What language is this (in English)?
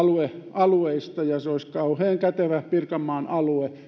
Finnish